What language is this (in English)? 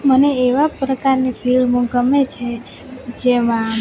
Gujarati